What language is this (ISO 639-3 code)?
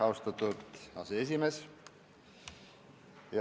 est